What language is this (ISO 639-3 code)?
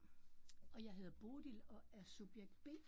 dan